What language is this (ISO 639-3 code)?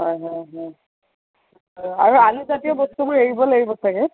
asm